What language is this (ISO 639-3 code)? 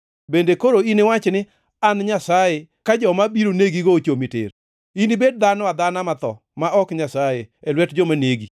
luo